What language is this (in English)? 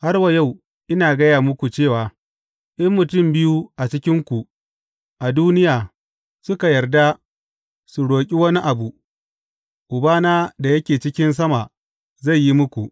Hausa